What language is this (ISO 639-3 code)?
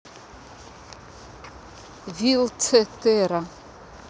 rus